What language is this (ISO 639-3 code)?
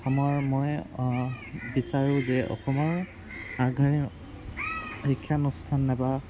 asm